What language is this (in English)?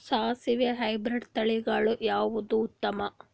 Kannada